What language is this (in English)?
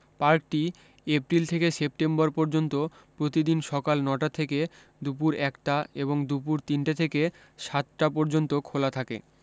Bangla